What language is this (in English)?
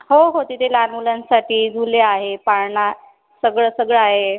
Marathi